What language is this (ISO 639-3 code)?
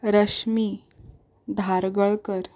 kok